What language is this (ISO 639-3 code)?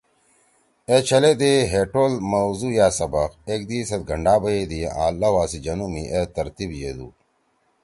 trw